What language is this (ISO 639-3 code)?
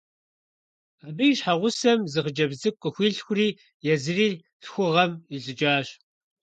kbd